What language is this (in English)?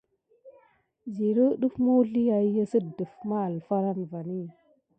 Gidar